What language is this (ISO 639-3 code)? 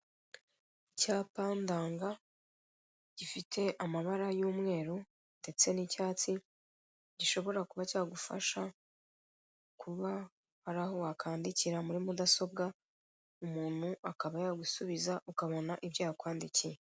kin